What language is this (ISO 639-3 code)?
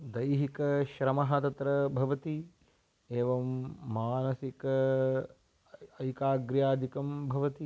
san